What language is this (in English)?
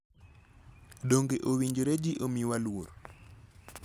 Luo (Kenya and Tanzania)